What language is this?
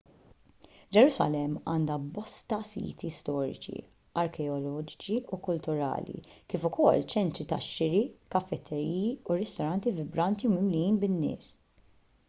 Maltese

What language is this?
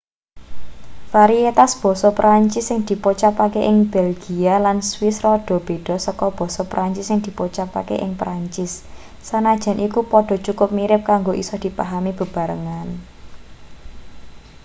Javanese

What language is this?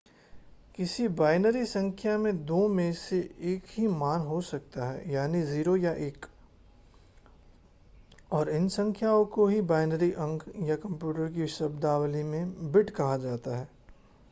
Hindi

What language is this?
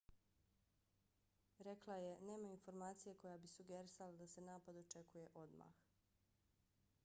Bosnian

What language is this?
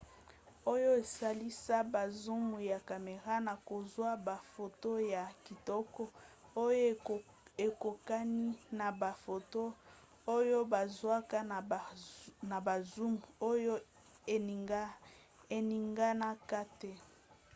Lingala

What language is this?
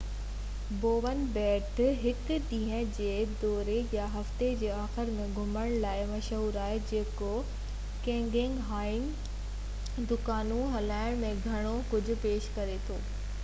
Sindhi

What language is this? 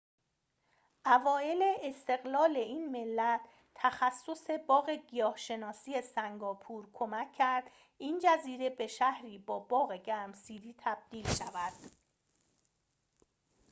Persian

